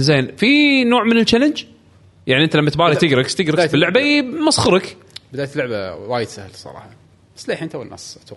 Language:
Arabic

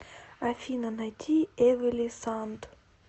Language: Russian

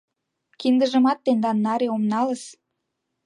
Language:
Mari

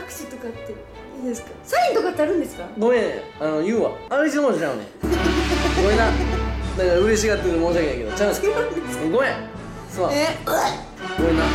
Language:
Japanese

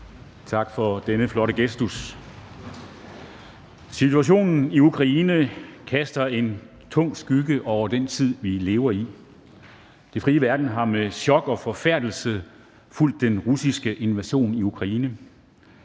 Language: Danish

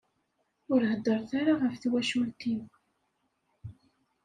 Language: Kabyle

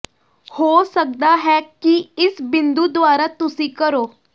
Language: Punjabi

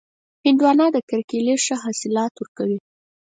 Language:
Pashto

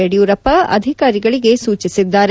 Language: Kannada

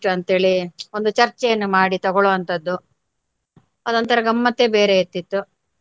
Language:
Kannada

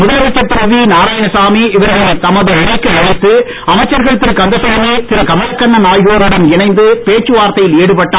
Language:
Tamil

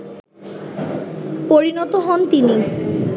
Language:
Bangla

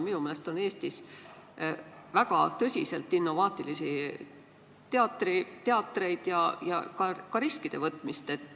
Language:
Estonian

